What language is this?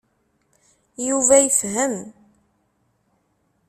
Kabyle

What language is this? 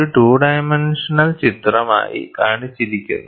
Malayalam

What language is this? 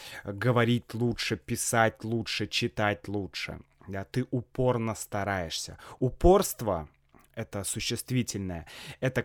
Russian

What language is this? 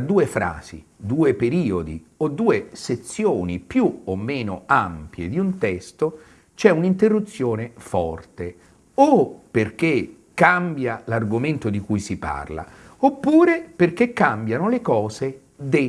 Italian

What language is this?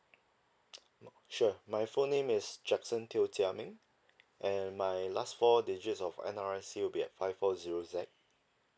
English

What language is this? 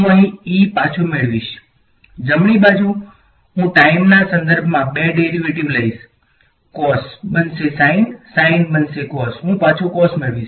Gujarati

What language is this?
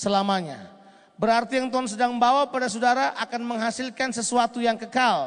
Indonesian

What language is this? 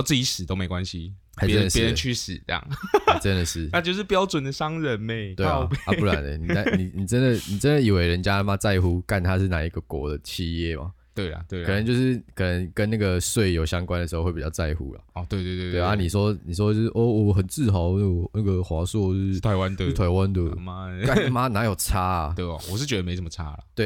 Chinese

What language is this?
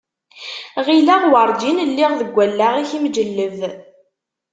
Kabyle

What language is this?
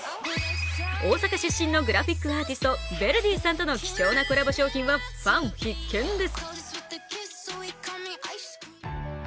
Japanese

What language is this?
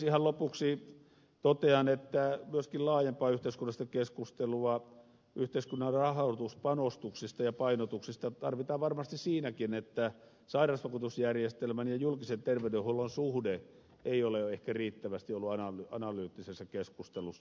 Finnish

